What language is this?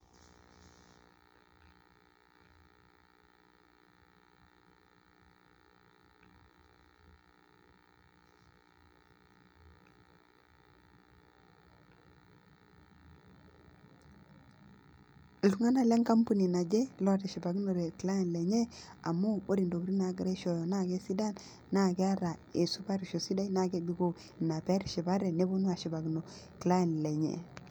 Masai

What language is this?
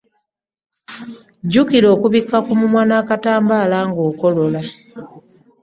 Ganda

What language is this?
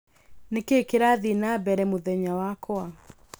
Kikuyu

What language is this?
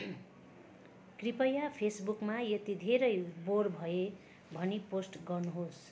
Nepali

